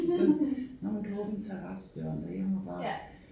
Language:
Danish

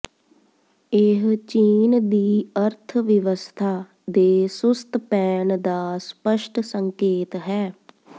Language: Punjabi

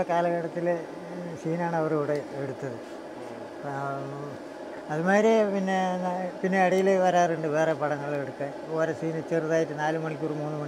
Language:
Italian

